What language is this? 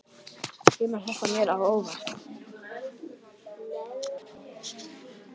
Icelandic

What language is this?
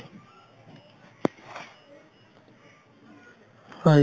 Assamese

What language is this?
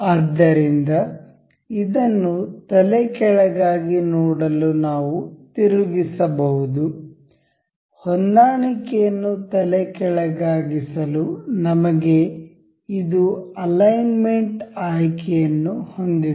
Kannada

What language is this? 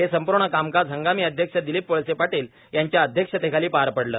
Marathi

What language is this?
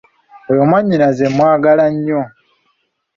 Ganda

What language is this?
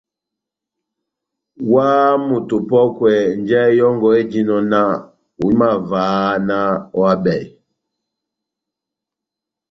Batanga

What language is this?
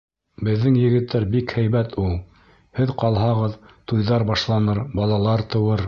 Bashkir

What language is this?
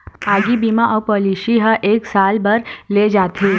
Chhattisgarhi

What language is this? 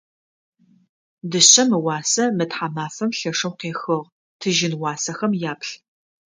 Adyghe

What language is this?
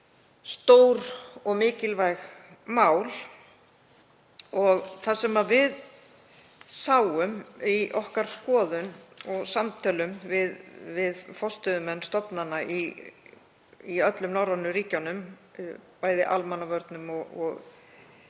Icelandic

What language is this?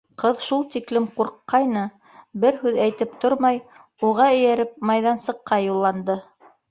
Bashkir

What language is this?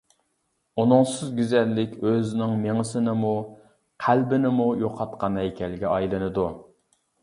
Uyghur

